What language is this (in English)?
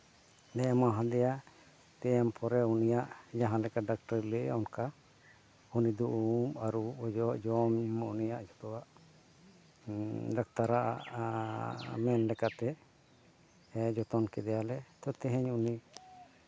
Santali